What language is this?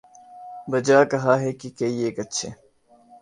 Urdu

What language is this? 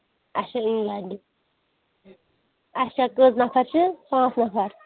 Kashmiri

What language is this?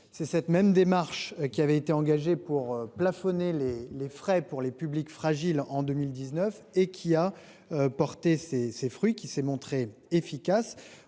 French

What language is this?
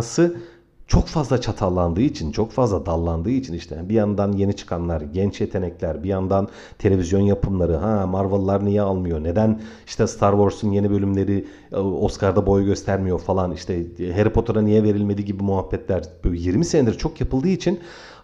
Turkish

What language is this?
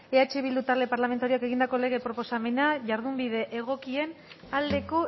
Basque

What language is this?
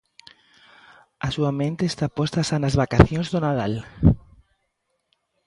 Galician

